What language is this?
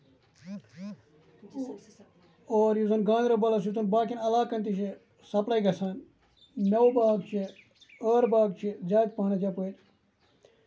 Kashmiri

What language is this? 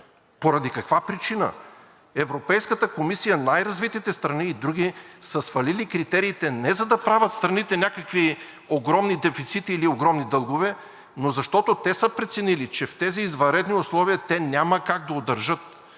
Bulgarian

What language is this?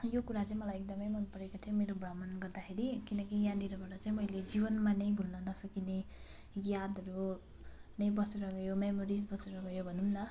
Nepali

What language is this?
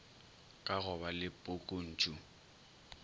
Northern Sotho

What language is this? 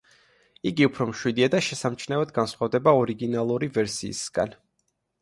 Georgian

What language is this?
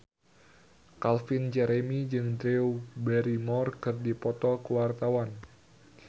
Sundanese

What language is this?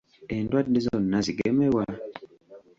Ganda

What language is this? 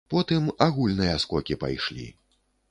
Belarusian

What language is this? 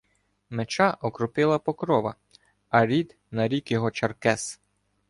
Ukrainian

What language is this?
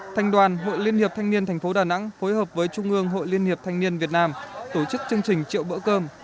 Vietnamese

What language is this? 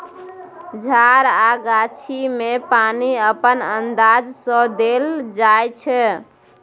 Maithili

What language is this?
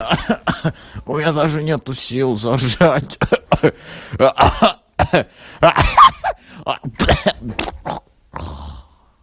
Russian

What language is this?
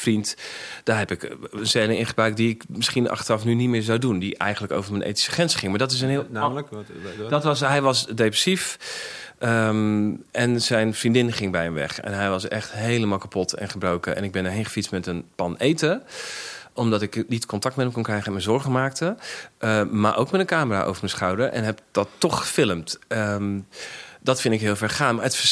Dutch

